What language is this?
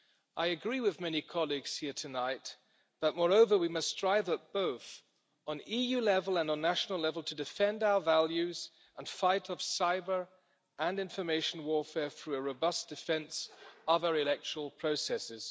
English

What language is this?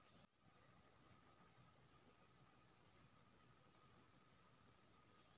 Maithili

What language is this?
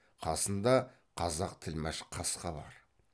Kazakh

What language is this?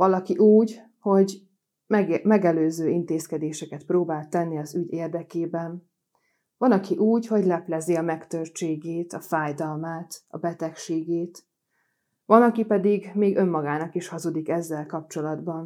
Hungarian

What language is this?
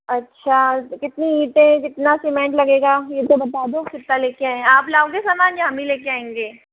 Hindi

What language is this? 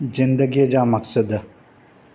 Sindhi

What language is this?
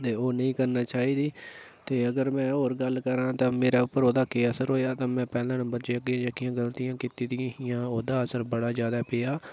Dogri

